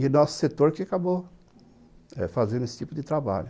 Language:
Portuguese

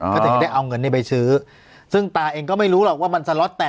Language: Thai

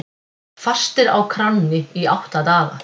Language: Icelandic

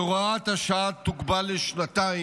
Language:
Hebrew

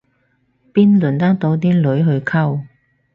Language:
Cantonese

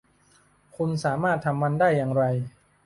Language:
Thai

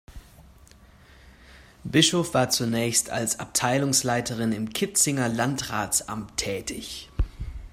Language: German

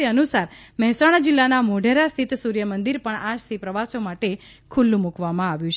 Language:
Gujarati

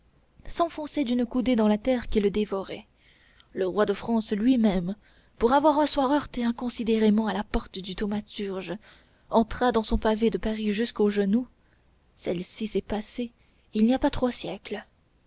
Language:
French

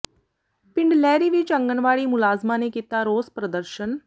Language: Punjabi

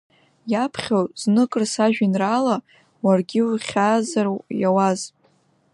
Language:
Abkhazian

